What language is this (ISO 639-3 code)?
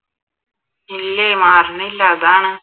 mal